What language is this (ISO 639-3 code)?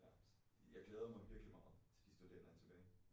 dan